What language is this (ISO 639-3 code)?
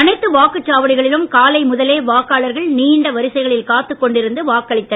tam